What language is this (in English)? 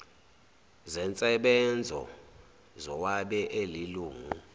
Zulu